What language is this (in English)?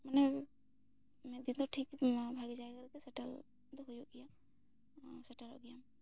Santali